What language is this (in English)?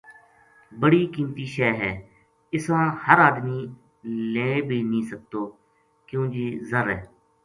Gujari